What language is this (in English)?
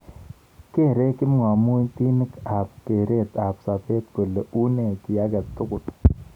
Kalenjin